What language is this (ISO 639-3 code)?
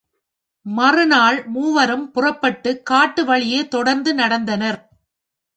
tam